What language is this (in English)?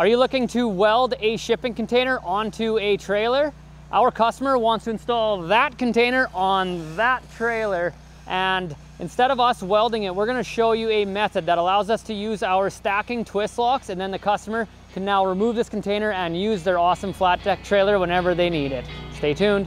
English